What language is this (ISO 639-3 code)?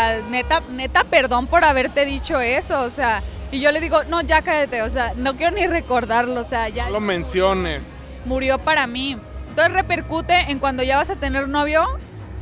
spa